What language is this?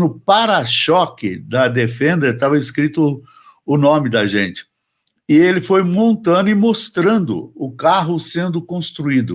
Portuguese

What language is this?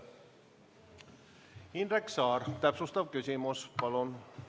Estonian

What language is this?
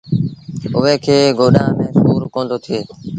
Sindhi Bhil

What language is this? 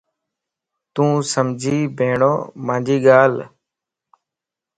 Lasi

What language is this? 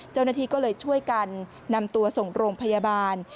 Thai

